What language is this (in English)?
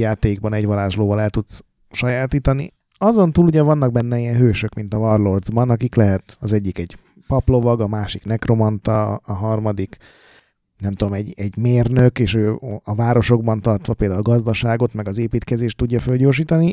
Hungarian